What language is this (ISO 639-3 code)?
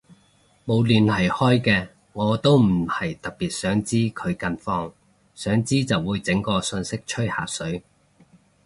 yue